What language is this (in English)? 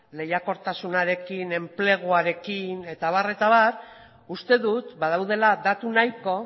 Basque